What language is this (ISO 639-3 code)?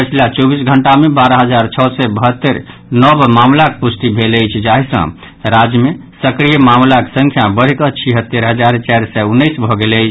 mai